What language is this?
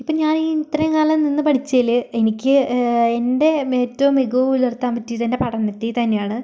Malayalam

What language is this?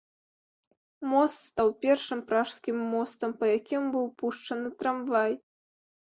Belarusian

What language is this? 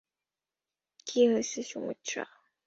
Bangla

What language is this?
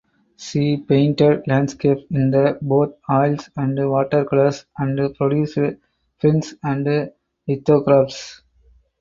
English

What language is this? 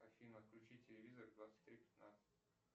Russian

